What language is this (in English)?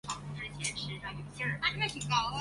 Chinese